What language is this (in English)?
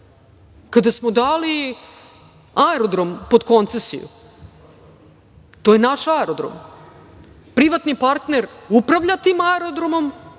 Serbian